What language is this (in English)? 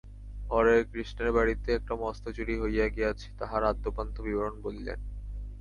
Bangla